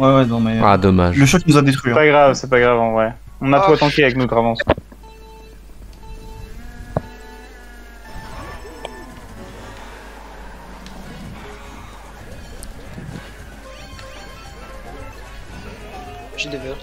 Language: French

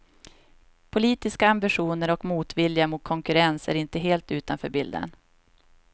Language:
Swedish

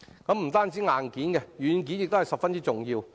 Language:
Cantonese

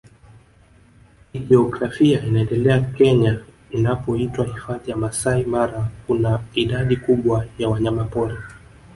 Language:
Swahili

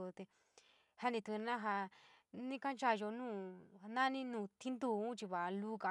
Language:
San Miguel El Grande Mixtec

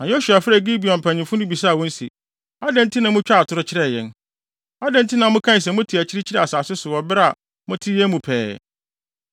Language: Akan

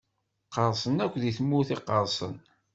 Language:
Kabyle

